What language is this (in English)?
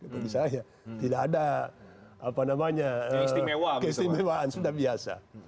Indonesian